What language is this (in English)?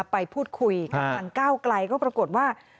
Thai